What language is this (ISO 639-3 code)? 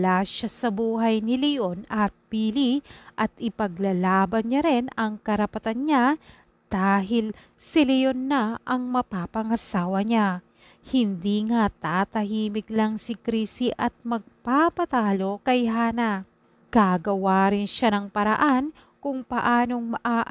fil